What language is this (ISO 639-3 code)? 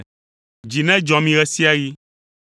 ewe